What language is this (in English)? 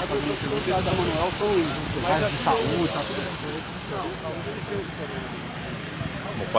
Portuguese